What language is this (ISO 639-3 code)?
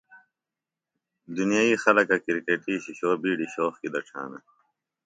phl